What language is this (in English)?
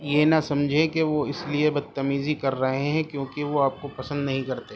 Urdu